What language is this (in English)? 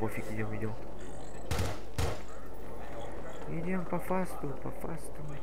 Russian